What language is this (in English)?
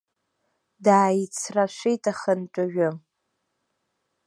Abkhazian